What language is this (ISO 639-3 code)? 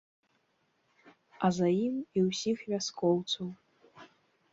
bel